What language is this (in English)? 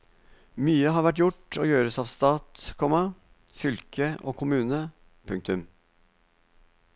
Norwegian